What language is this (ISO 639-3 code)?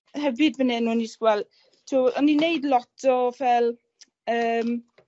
cym